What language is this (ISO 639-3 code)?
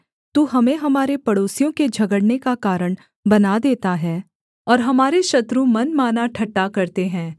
hin